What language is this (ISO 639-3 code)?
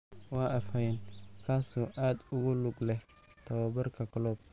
som